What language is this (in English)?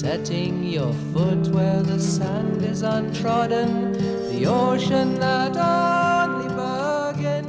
English